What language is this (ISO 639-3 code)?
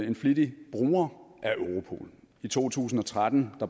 dan